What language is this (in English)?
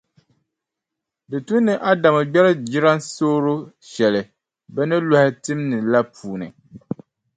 Dagbani